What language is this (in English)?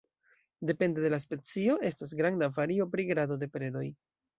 Esperanto